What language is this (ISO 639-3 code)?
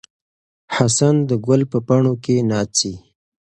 pus